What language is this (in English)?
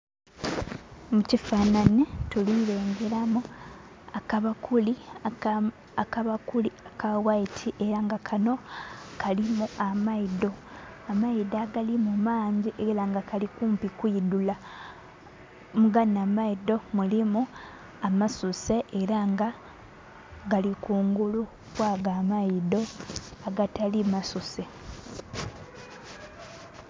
Soga